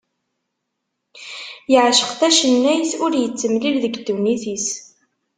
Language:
Kabyle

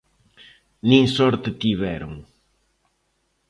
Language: Galician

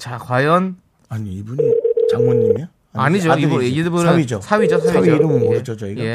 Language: Korean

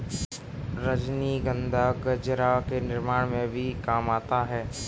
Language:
Hindi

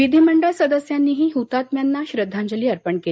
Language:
Marathi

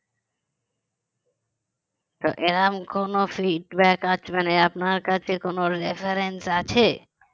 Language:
Bangla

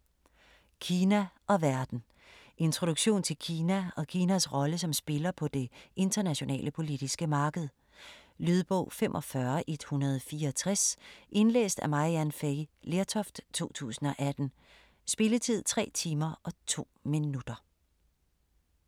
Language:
Danish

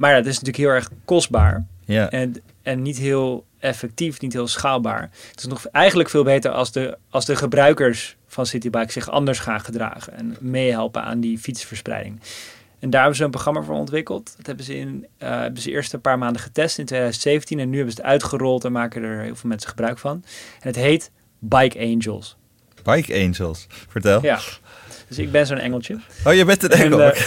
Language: Dutch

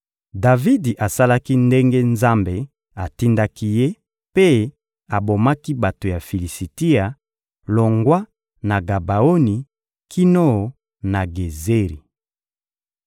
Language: Lingala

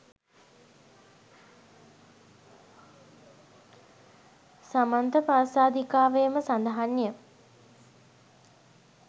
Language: Sinhala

